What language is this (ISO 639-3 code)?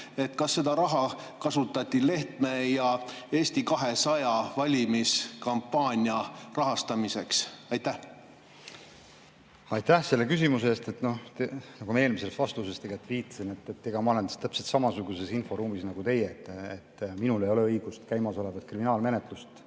est